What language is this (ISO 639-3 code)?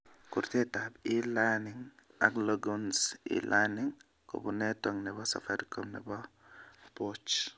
kln